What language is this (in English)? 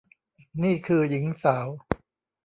Thai